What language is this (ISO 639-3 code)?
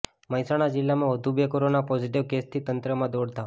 guj